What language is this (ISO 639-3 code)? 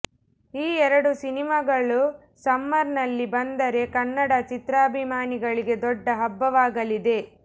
kan